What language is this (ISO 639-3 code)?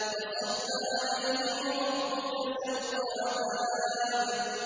ara